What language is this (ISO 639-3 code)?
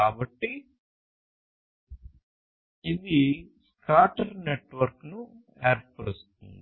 tel